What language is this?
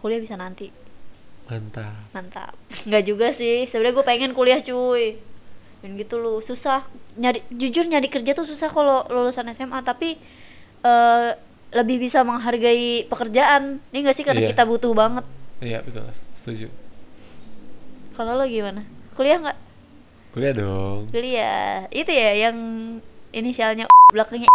Indonesian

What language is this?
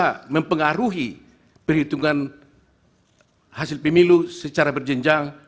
Indonesian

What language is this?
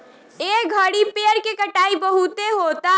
Bhojpuri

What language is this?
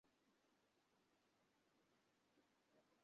Bangla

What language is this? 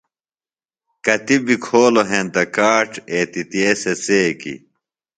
Phalura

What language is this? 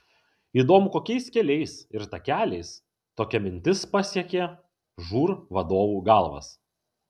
Lithuanian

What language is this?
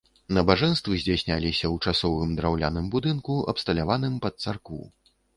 Belarusian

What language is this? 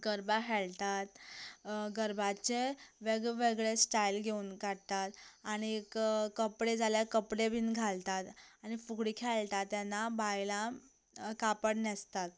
Konkani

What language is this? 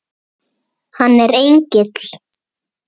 Icelandic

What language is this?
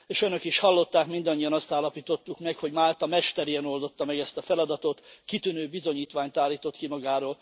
Hungarian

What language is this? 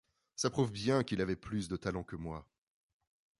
French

